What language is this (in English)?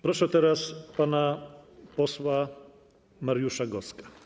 Polish